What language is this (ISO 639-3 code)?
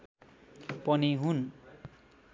nep